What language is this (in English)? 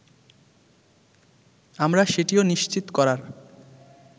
Bangla